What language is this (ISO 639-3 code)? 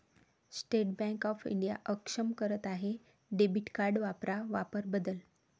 mar